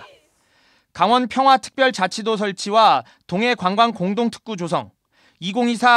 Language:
Korean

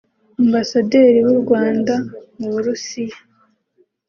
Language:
Kinyarwanda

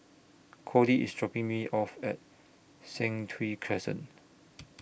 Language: English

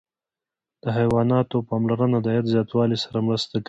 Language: Pashto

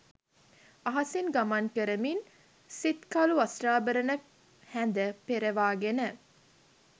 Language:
Sinhala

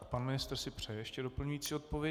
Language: Czech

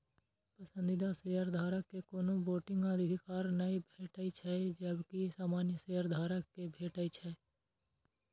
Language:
Maithili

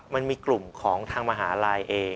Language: Thai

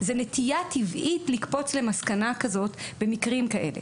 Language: Hebrew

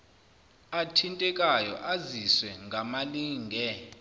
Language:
Zulu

